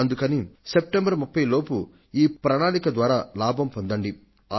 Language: Telugu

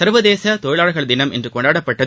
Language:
Tamil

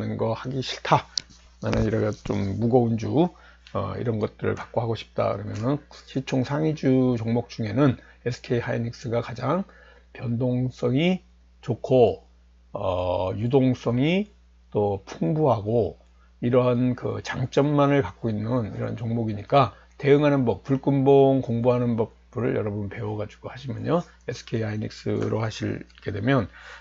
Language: Korean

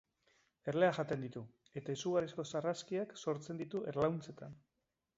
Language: Basque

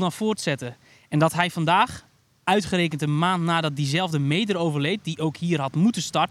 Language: Dutch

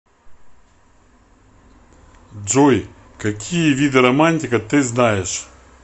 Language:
Russian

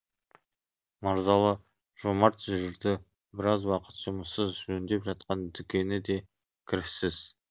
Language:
Kazakh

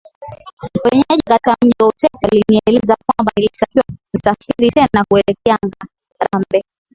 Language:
Swahili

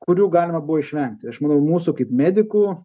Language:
Lithuanian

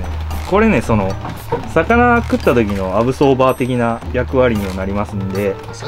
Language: Japanese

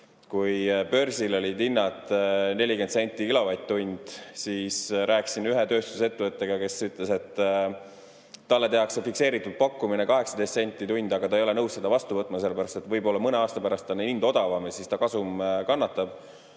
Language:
Estonian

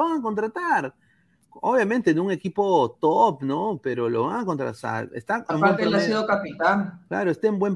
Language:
Spanish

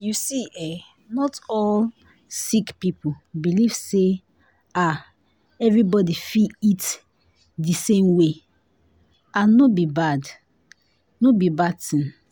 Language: Nigerian Pidgin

